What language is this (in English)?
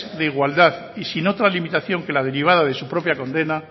Spanish